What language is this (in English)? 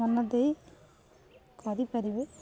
Odia